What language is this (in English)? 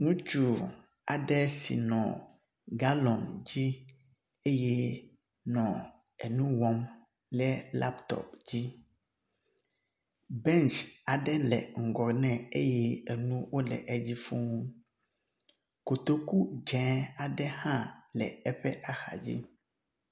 Ewe